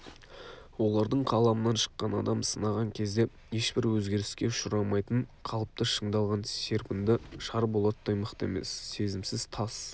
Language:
Kazakh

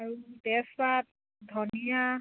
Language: Assamese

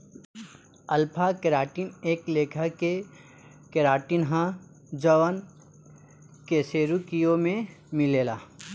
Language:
Bhojpuri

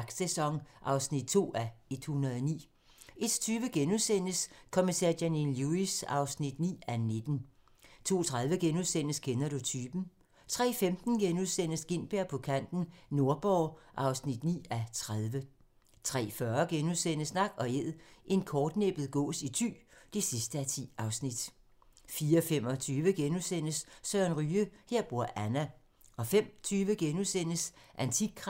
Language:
Danish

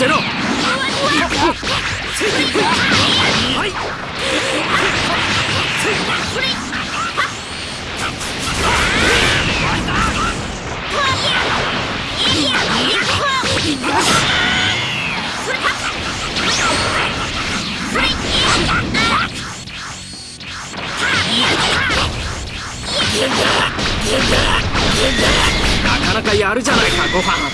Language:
Japanese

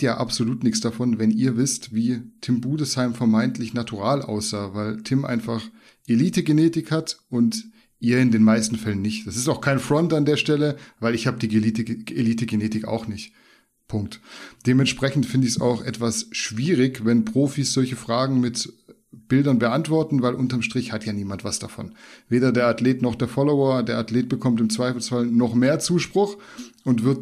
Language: German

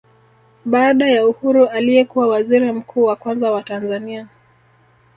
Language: Swahili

